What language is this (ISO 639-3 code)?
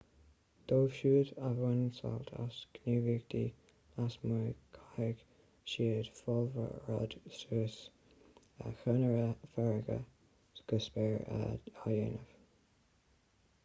gle